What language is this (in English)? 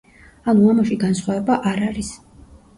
Georgian